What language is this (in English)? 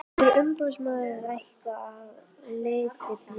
Icelandic